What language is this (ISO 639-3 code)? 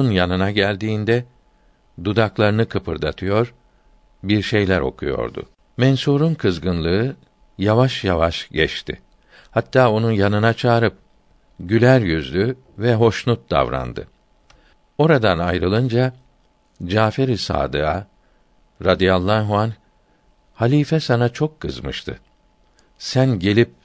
tur